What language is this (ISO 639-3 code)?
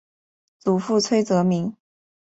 zho